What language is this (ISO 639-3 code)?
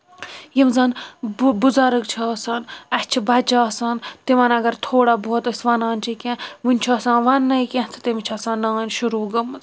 kas